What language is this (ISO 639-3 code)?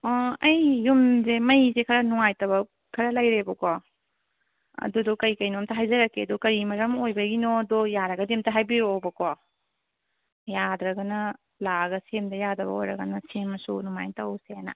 mni